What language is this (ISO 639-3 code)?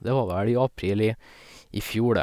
nor